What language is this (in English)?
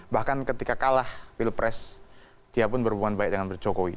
Indonesian